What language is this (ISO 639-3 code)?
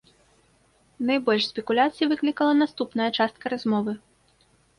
bel